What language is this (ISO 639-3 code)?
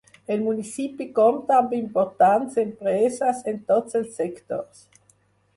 cat